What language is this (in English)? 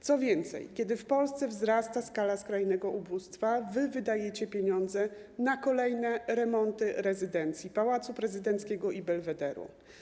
Polish